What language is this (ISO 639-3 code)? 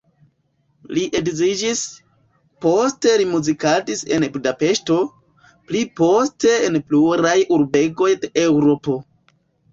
epo